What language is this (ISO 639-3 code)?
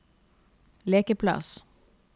nor